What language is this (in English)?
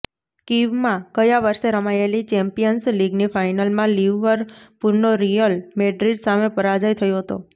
Gujarati